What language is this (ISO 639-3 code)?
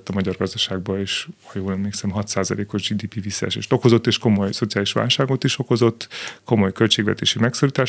hun